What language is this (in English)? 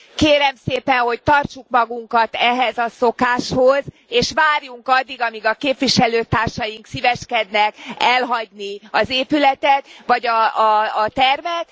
Hungarian